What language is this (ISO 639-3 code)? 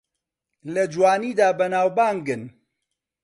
ckb